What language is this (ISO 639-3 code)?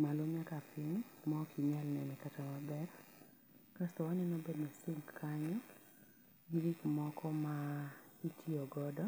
luo